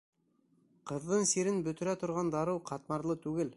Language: Bashkir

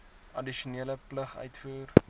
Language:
Afrikaans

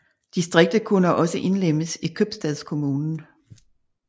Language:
Danish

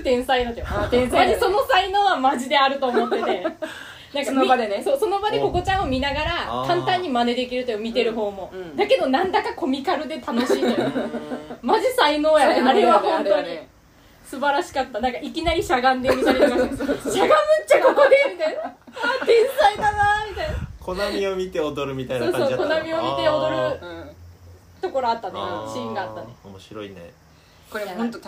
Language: Japanese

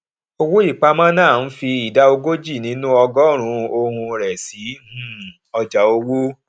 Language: Yoruba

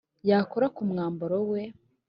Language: Kinyarwanda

